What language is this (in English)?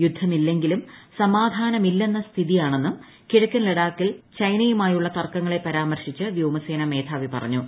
Malayalam